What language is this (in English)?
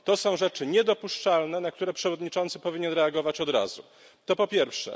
Polish